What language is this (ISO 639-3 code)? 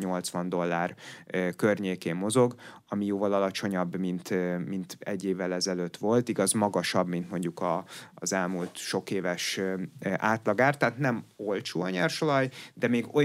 hun